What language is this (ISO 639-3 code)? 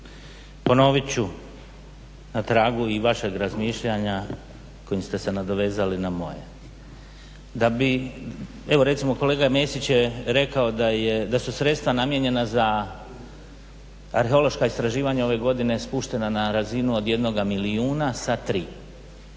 hrv